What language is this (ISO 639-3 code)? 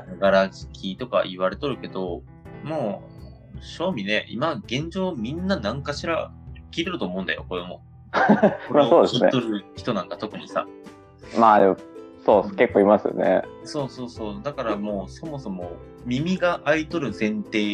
jpn